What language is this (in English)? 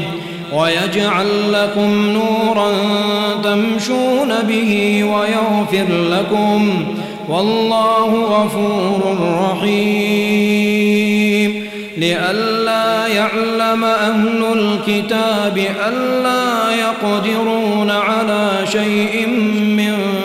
Arabic